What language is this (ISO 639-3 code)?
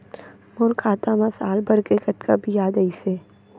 hne